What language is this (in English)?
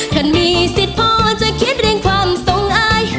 Thai